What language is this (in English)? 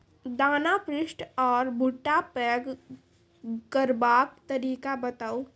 Maithili